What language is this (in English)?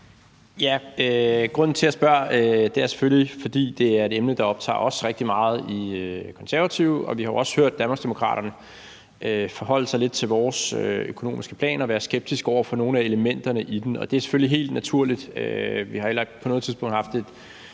Danish